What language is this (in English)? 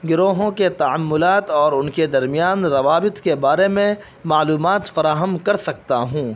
Urdu